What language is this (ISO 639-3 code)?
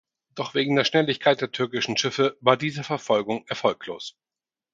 deu